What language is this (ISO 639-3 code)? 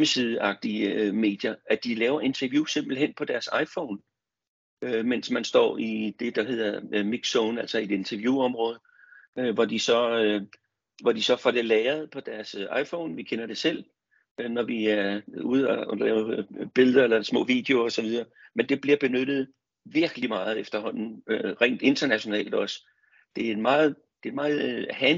dan